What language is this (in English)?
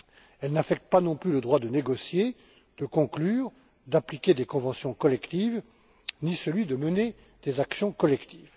French